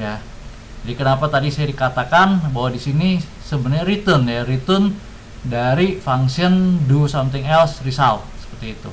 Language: Indonesian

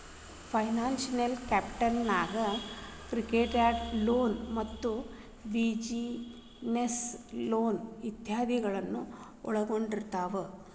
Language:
Kannada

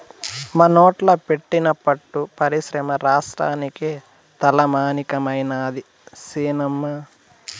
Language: Telugu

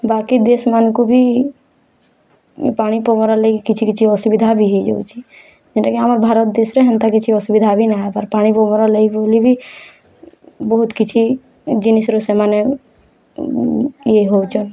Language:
Odia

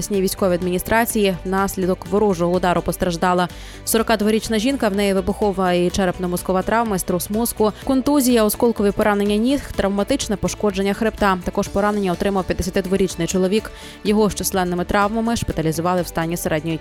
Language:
Ukrainian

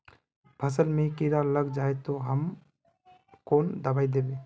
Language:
Magahi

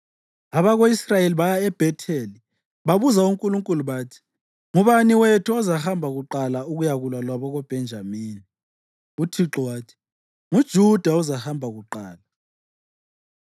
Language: North Ndebele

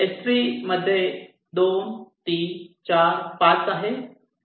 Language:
Marathi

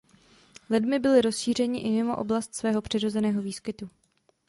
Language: Czech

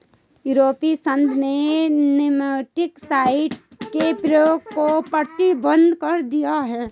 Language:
Hindi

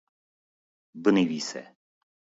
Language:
Kurdish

